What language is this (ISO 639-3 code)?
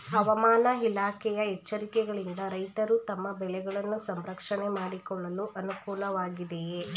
kan